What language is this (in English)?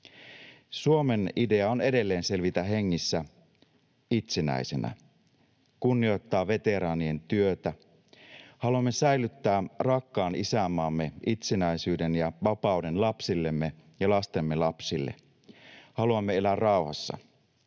Finnish